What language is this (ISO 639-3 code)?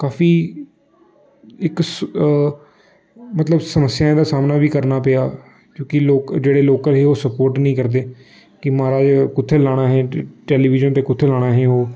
doi